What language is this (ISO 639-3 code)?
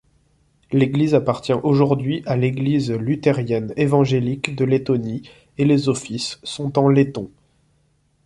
fra